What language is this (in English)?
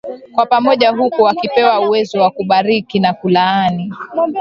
Swahili